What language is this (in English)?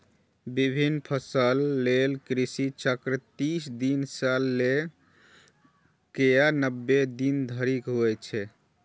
Maithili